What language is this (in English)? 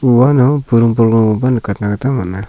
Garo